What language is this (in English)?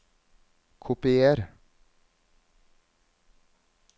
Norwegian